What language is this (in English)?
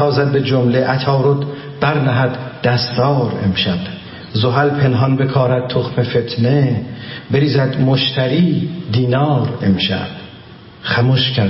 Persian